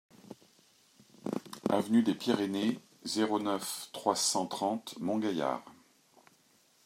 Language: French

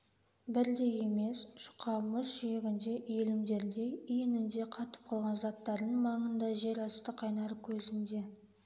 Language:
Kazakh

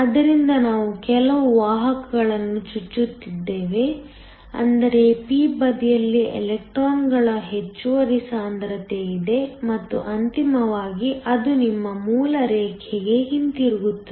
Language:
Kannada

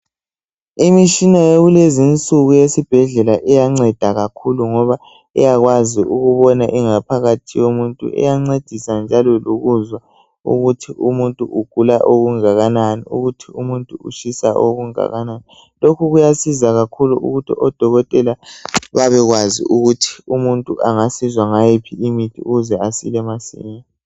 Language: North Ndebele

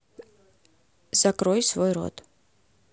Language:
Russian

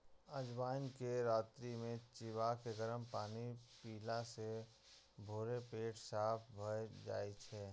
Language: Maithili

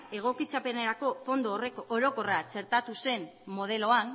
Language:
Basque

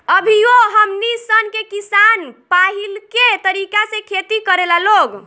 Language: Bhojpuri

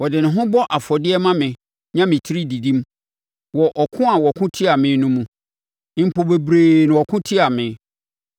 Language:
Akan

